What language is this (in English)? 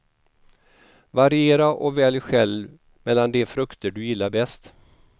Swedish